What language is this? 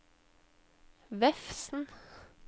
Norwegian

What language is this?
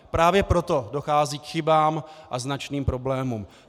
Czech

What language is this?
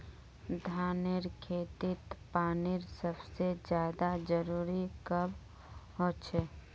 Magahi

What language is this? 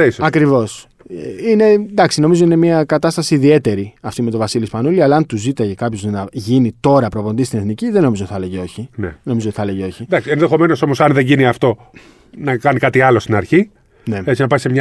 Greek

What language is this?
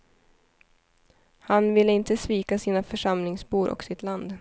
Swedish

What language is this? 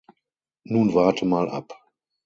German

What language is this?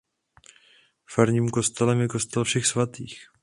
Czech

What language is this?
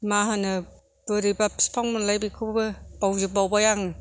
Bodo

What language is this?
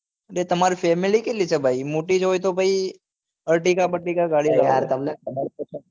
Gujarati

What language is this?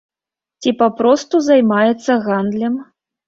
Belarusian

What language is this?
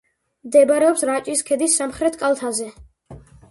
Georgian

